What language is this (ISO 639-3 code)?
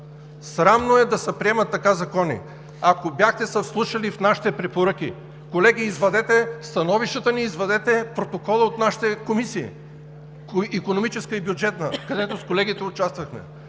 bul